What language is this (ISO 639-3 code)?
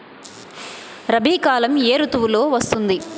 tel